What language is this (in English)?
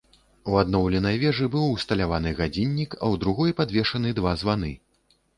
Belarusian